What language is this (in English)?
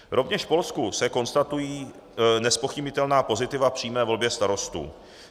Czech